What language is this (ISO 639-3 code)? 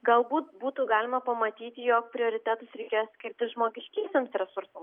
lit